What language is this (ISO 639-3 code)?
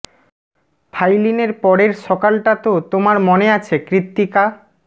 ben